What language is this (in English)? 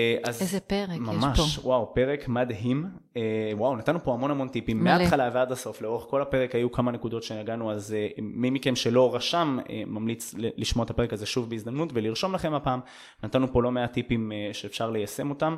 Hebrew